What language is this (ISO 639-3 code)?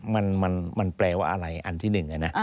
tha